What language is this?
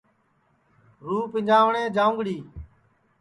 Sansi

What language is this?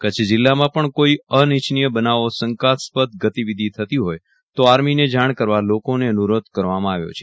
Gujarati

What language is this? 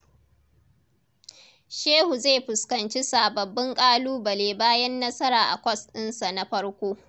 Hausa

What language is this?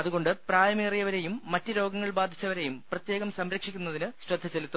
Malayalam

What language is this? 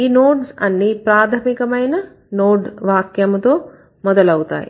Telugu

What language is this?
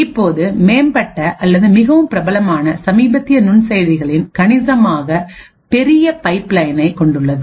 Tamil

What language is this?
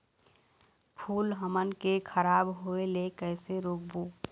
Chhattisgarhi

